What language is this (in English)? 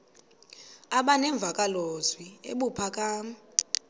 Xhosa